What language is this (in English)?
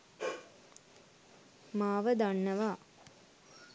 Sinhala